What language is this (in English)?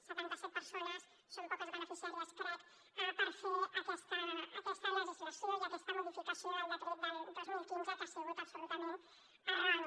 Catalan